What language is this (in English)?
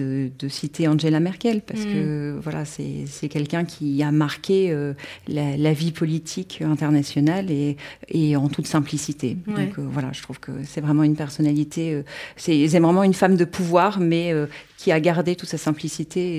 French